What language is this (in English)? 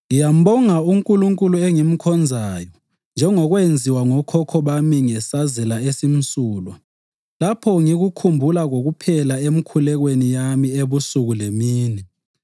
North Ndebele